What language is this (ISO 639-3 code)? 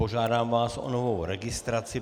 ces